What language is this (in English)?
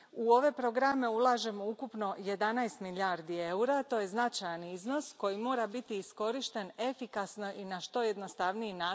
Croatian